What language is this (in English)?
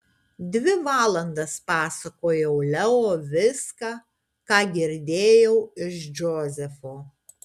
Lithuanian